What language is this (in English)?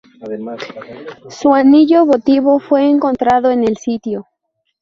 Spanish